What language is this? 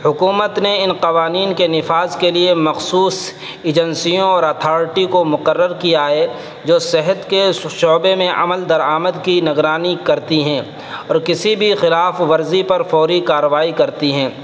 Urdu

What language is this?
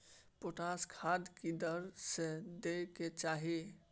Maithili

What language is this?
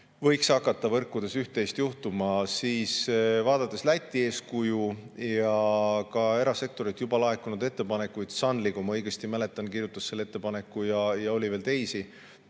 Estonian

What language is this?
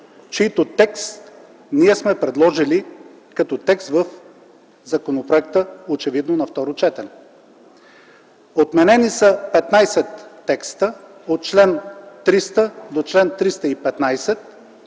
Bulgarian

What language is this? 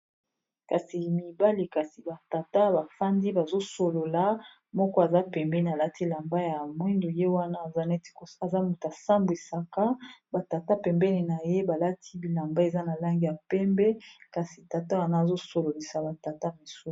Lingala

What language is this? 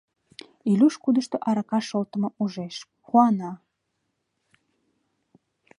Mari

